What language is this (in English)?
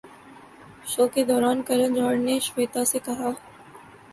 Urdu